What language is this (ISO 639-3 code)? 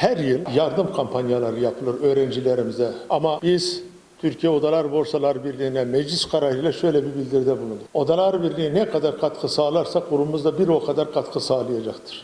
tur